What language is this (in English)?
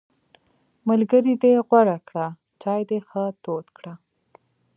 Pashto